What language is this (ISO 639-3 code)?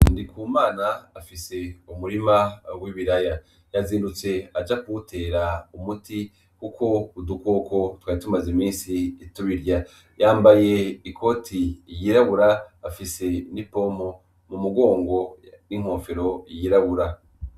run